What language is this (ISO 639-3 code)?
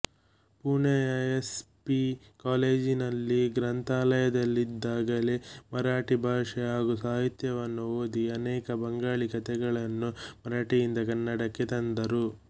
kan